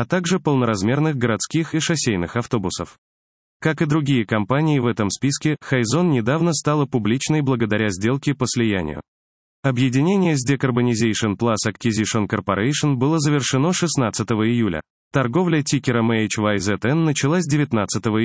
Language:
Russian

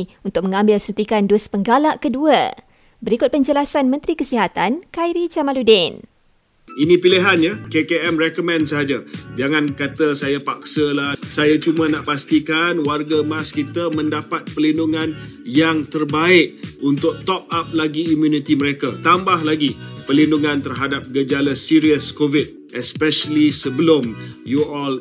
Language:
Malay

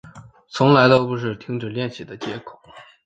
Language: Chinese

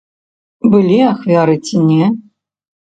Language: Belarusian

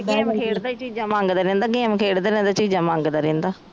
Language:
Punjabi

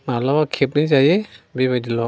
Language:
Bodo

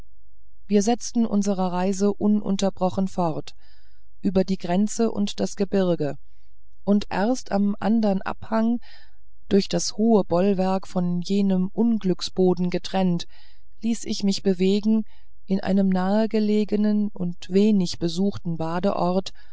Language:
German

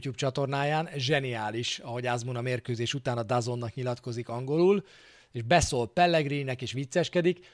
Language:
Hungarian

